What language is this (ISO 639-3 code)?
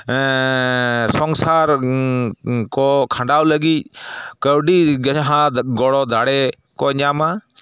sat